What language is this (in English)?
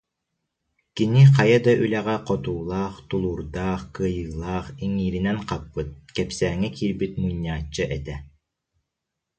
Yakut